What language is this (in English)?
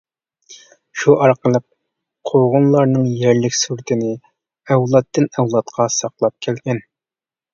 Uyghur